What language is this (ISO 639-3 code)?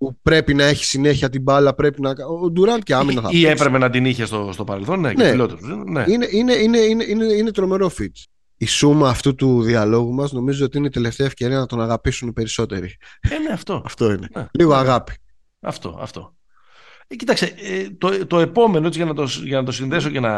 ell